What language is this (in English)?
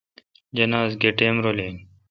Kalkoti